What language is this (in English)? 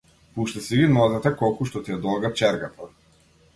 Macedonian